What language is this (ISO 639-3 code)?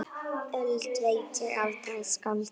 isl